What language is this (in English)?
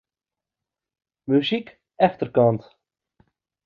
Western Frisian